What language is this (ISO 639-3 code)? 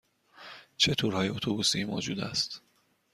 fas